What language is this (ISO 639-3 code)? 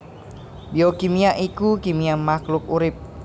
jav